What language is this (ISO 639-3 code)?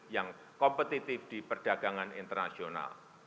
ind